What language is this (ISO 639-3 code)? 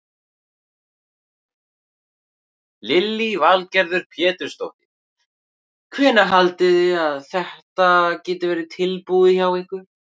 isl